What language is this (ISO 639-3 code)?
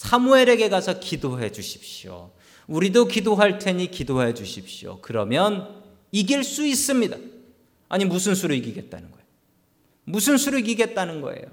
kor